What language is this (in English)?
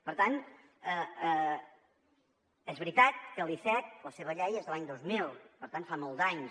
Catalan